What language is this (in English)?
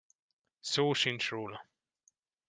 Hungarian